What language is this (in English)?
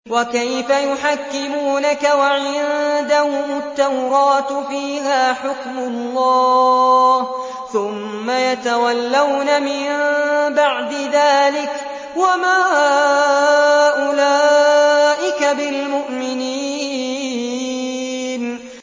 Arabic